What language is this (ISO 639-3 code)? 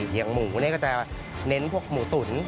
tha